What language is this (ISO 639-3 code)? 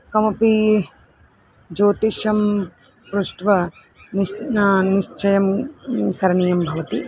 san